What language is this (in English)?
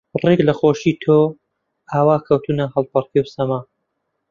Central Kurdish